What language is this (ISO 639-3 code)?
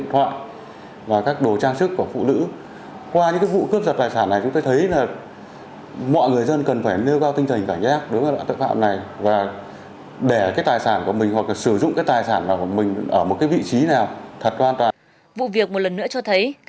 vie